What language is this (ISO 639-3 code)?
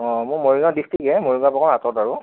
asm